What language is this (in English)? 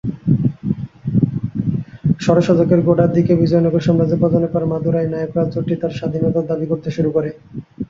Bangla